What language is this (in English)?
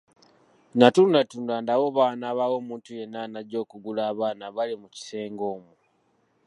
Ganda